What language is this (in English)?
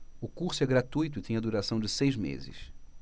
Portuguese